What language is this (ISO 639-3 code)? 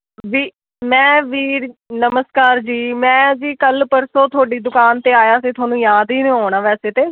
pan